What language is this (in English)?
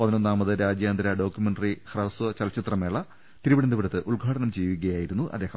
Malayalam